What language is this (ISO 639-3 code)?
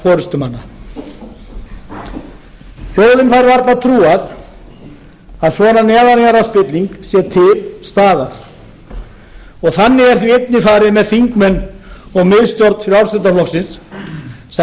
isl